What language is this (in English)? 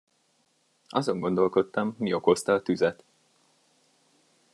Hungarian